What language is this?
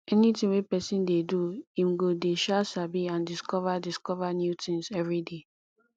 Nigerian Pidgin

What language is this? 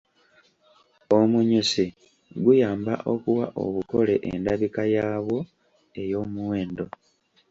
Ganda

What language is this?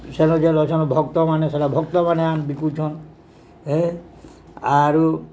Odia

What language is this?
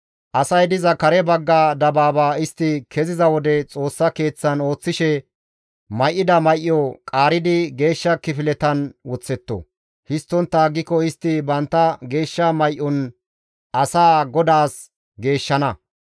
Gamo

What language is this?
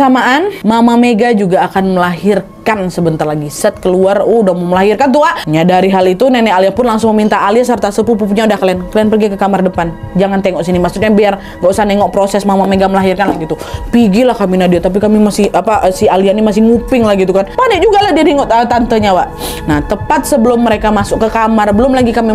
Indonesian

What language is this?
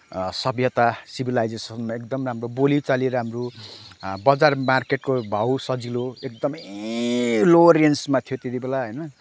Nepali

